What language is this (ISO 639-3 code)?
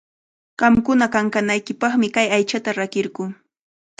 qvl